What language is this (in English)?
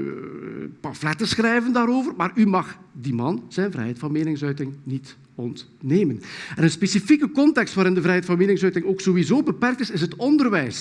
Dutch